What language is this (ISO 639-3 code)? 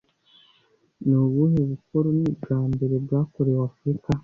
kin